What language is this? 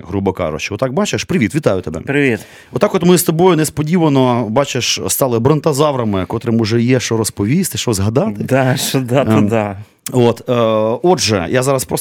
Ukrainian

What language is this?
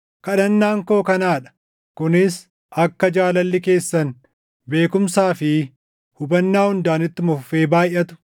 Oromo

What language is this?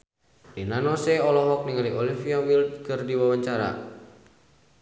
Sundanese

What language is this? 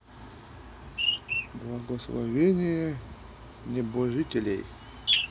Russian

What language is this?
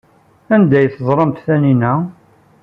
Kabyle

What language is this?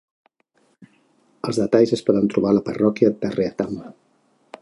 Catalan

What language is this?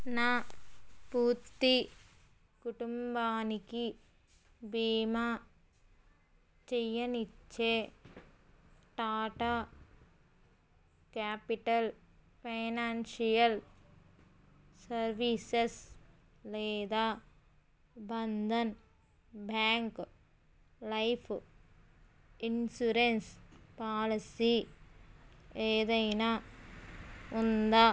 Telugu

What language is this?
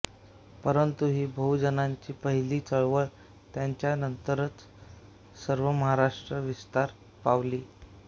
Marathi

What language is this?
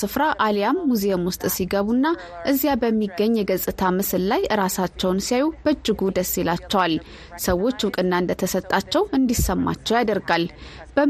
Amharic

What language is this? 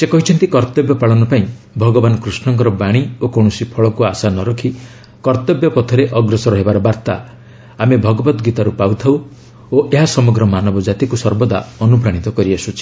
Odia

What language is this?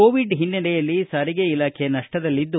Kannada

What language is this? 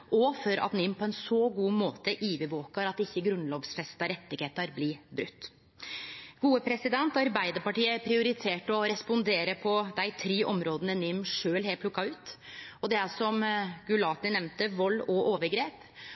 Norwegian Nynorsk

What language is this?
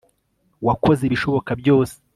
Kinyarwanda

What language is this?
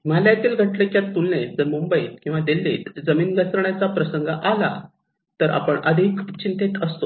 Marathi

